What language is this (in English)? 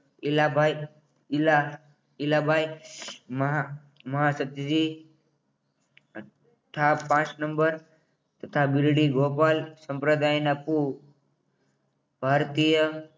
Gujarati